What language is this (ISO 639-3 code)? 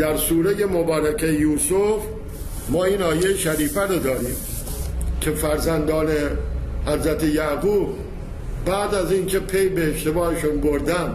fas